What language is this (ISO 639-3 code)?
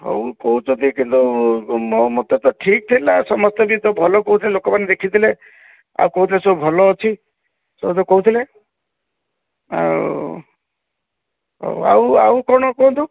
ori